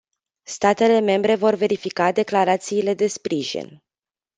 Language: Romanian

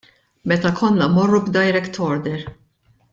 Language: Maltese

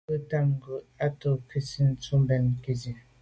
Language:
Medumba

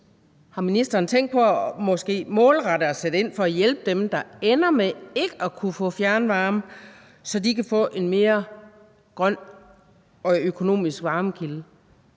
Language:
Danish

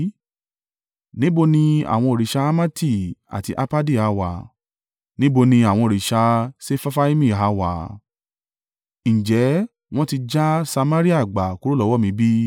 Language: Yoruba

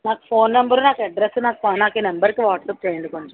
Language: Telugu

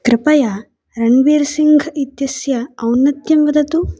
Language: Sanskrit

